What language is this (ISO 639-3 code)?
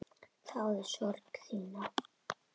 isl